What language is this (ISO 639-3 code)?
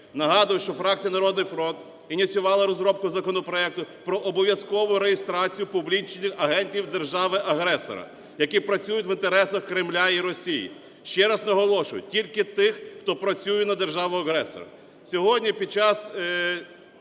ukr